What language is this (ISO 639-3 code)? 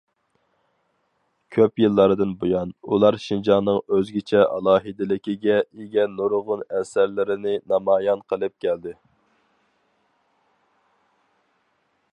uig